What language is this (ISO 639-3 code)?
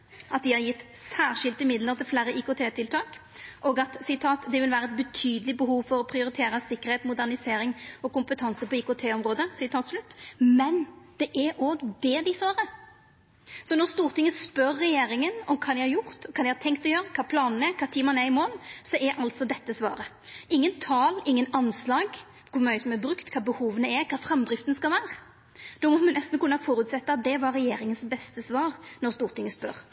nno